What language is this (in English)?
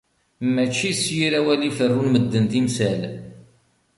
Kabyle